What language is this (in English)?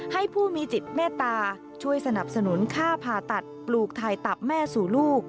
Thai